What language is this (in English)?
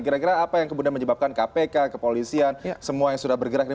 Indonesian